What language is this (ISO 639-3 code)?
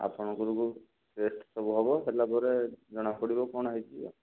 ori